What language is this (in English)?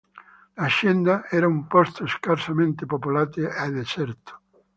Italian